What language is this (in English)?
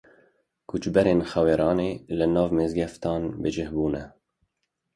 Kurdish